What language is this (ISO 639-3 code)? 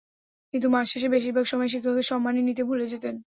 ben